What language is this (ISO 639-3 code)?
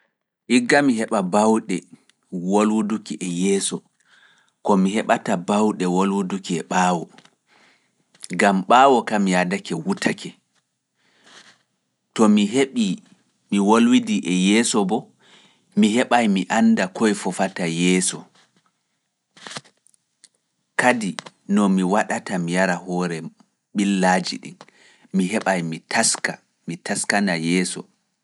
ful